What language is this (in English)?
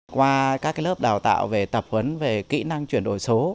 Vietnamese